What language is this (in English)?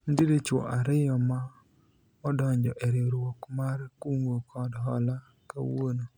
Luo (Kenya and Tanzania)